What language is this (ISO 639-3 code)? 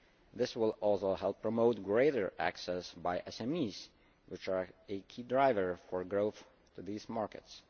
eng